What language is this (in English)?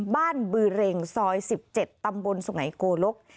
Thai